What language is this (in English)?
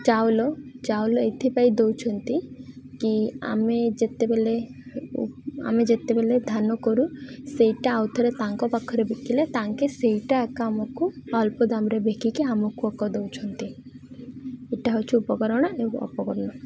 Odia